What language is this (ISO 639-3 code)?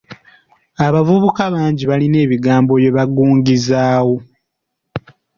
lug